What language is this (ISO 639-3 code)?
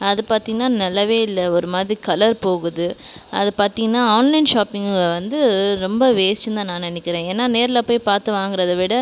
tam